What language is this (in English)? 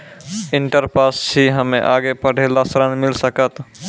Maithili